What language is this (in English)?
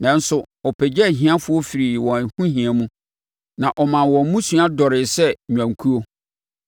Akan